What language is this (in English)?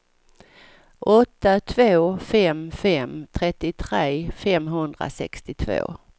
Swedish